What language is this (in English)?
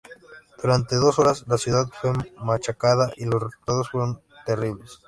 Spanish